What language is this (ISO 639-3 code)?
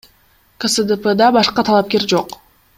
kir